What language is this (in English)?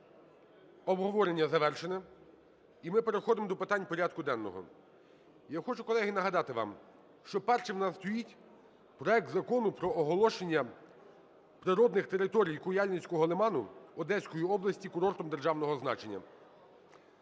Ukrainian